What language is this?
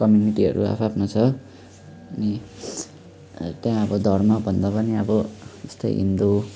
Nepali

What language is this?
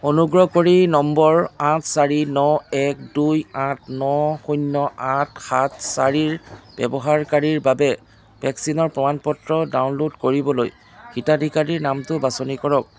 Assamese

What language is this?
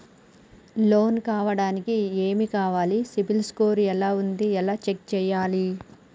Telugu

